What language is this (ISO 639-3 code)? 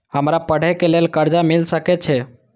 mai